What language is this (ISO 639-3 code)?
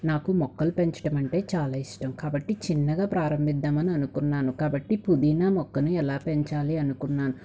tel